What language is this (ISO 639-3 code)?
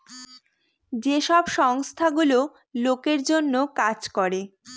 ben